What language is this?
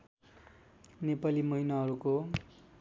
Nepali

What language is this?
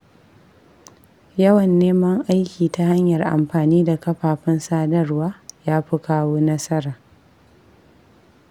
Hausa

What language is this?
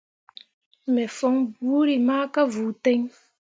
Mundang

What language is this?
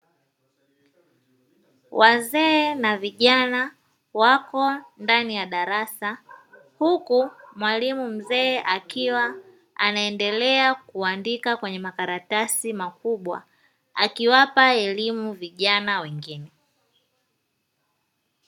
Swahili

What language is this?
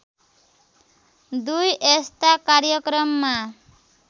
Nepali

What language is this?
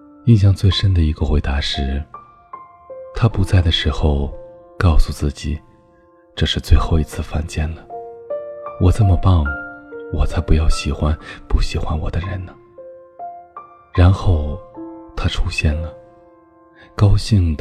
Chinese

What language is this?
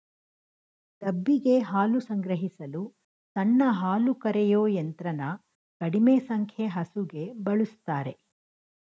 Kannada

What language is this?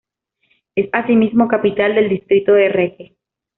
Spanish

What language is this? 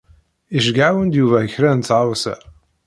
Kabyle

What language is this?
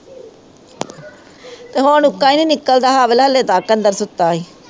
Punjabi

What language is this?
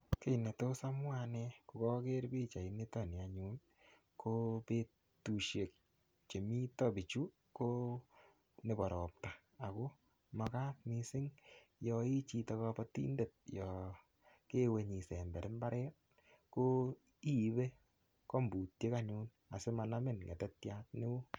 Kalenjin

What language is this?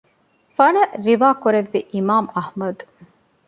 Divehi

